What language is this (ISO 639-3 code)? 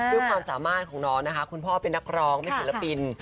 tha